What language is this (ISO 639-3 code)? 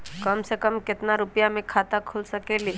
mag